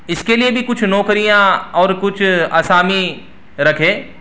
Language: Urdu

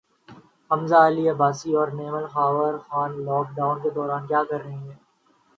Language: Urdu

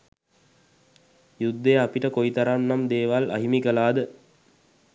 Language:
Sinhala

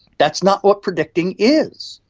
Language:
English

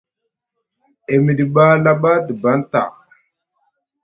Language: Musgu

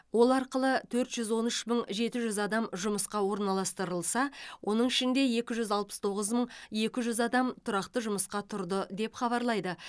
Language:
Kazakh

